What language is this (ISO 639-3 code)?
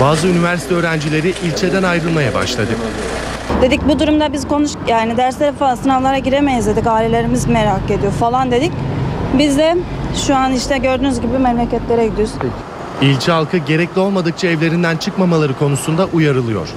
tur